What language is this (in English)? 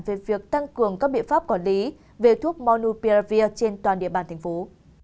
Vietnamese